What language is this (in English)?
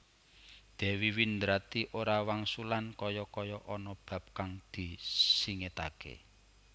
Javanese